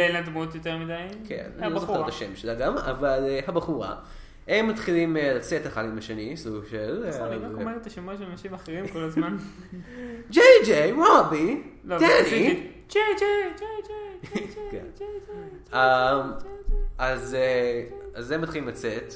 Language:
Hebrew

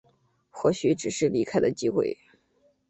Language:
Chinese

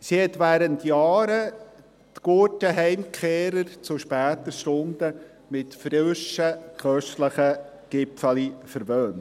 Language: Swiss German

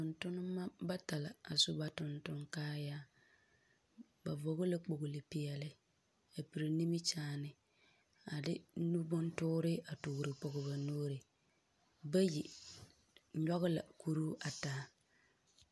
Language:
Southern Dagaare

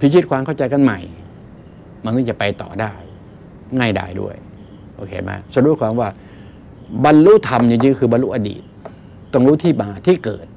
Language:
Thai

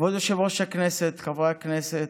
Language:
Hebrew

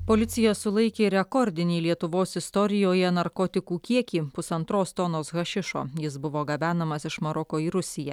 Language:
Lithuanian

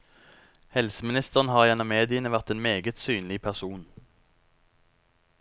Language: Norwegian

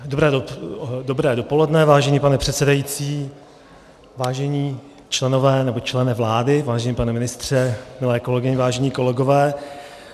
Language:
Czech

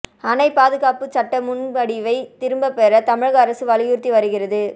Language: Tamil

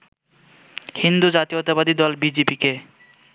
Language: Bangla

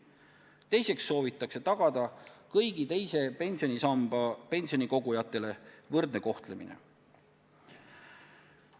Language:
Estonian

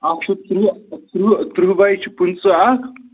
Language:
Kashmiri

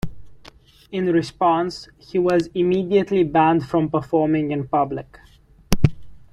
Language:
English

